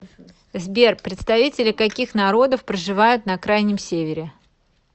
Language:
Russian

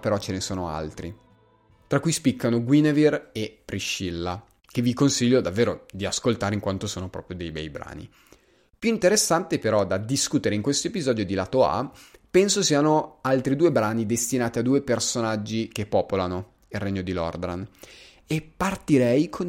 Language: Italian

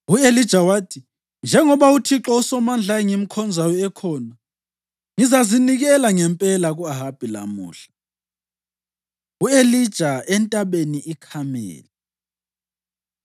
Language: North Ndebele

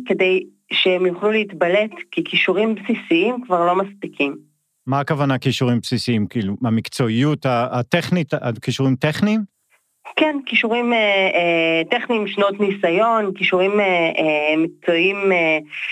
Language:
Hebrew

